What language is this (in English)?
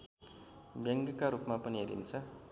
Nepali